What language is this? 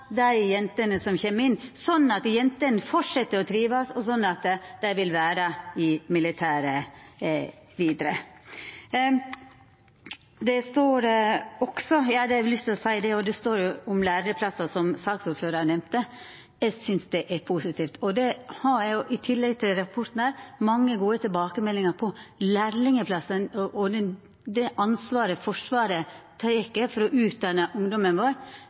Norwegian Nynorsk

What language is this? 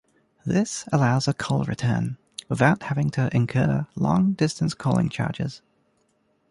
English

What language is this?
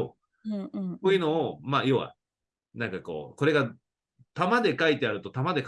Japanese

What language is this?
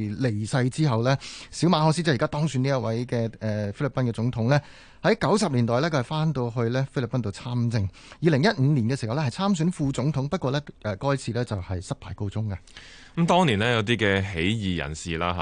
Chinese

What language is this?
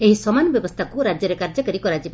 Odia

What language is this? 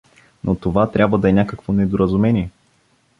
Bulgarian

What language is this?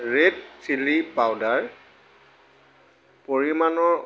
Assamese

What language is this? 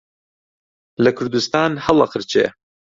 Central Kurdish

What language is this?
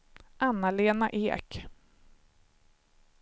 Swedish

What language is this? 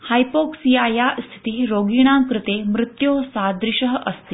Sanskrit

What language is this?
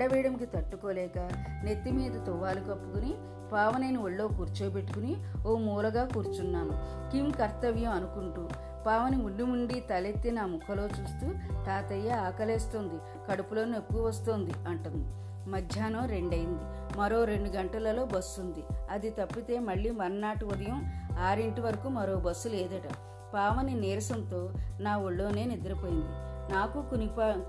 Telugu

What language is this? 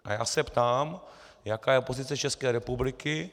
Czech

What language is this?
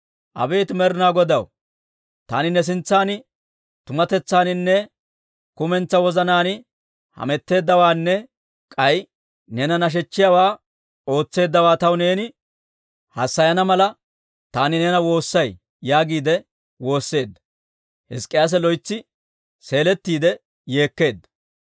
Dawro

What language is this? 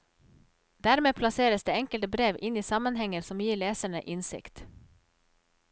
Norwegian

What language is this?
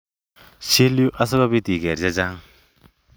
Kalenjin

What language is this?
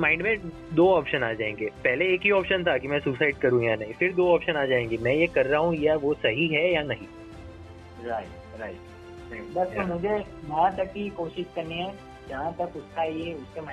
Gujarati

